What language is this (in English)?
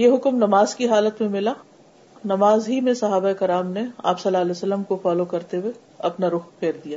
Urdu